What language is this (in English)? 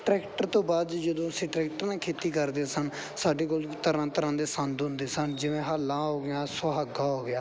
Punjabi